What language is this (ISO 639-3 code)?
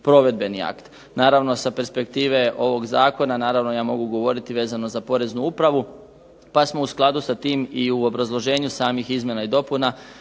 hrv